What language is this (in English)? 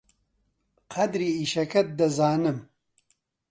Central Kurdish